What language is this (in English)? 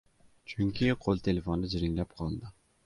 Uzbek